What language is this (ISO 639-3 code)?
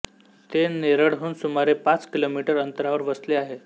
mar